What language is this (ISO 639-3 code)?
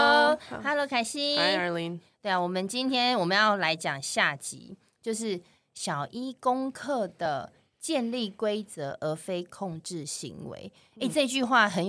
zho